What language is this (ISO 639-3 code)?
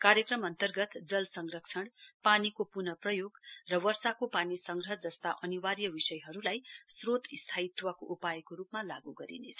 nep